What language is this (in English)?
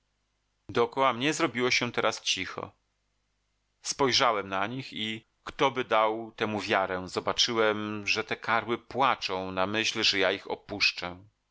Polish